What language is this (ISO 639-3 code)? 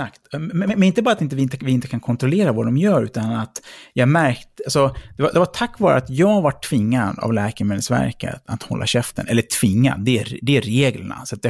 swe